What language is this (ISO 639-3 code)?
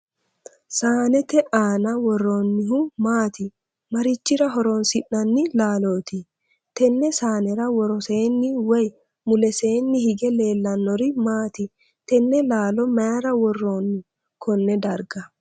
sid